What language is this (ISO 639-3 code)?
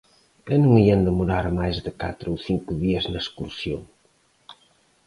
glg